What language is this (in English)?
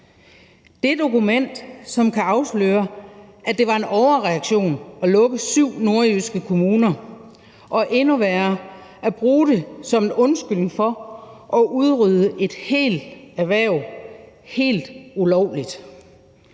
Danish